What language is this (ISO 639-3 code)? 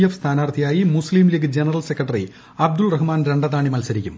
mal